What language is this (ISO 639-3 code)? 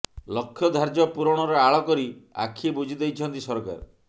ori